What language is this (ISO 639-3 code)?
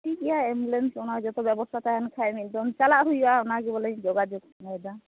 sat